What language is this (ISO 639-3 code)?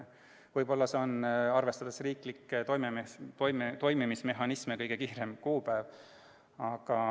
est